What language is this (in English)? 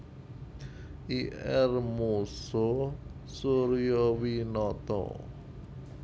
Javanese